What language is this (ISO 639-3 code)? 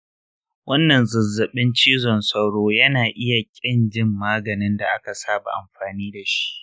hau